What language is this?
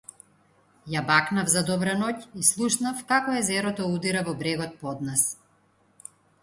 Macedonian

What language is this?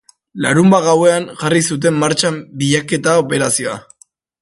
Basque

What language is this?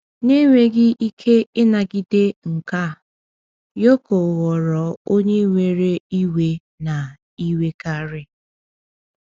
Igbo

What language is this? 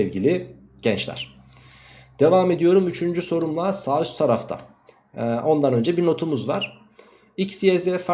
Turkish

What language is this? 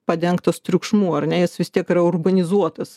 Lithuanian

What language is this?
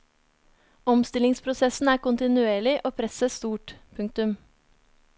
Norwegian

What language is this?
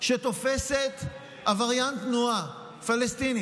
Hebrew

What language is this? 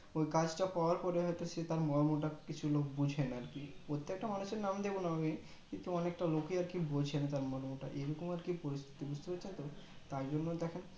Bangla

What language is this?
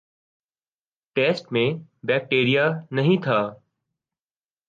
Urdu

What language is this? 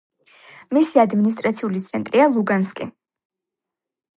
Georgian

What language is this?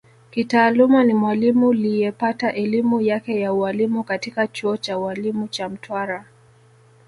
Swahili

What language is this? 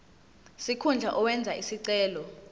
Zulu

